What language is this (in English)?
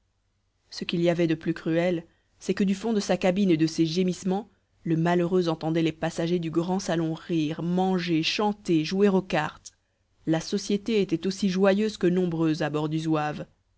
French